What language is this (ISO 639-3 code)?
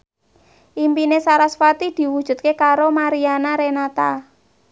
jav